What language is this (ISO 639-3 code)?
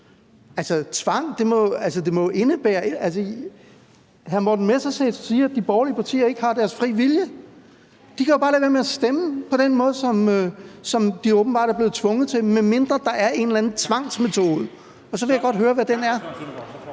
dan